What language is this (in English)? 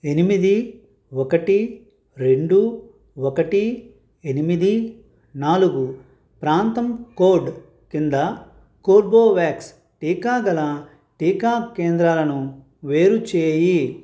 Telugu